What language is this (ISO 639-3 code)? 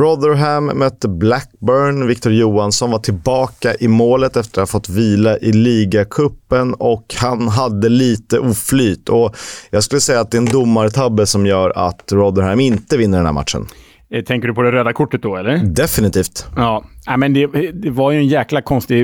swe